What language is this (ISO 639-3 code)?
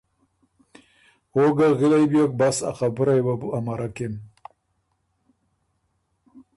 oru